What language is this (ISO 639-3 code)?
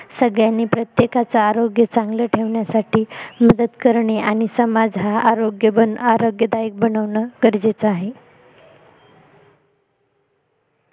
mar